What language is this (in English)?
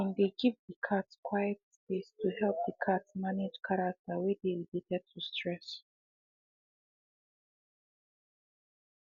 Nigerian Pidgin